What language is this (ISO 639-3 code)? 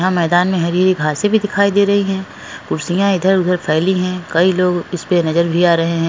hin